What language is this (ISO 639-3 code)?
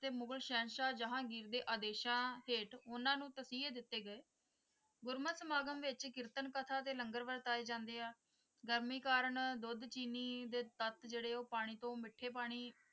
pan